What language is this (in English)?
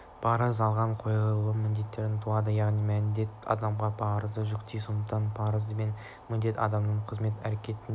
Kazakh